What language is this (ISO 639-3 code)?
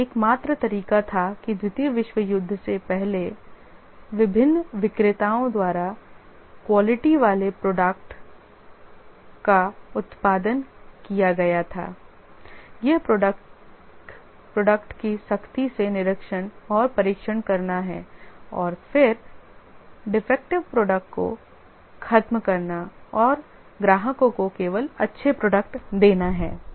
hin